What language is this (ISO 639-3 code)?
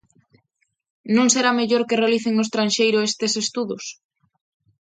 glg